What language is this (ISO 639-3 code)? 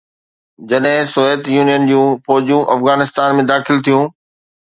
snd